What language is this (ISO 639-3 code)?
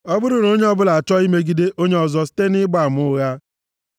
ibo